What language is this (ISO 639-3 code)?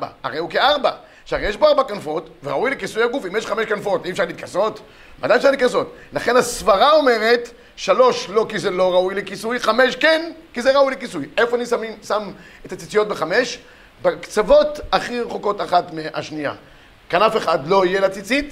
heb